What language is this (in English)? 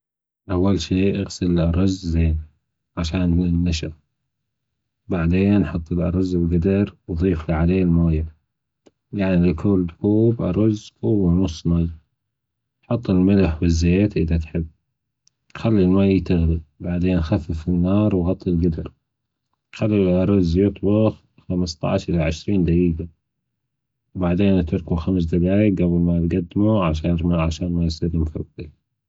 Gulf Arabic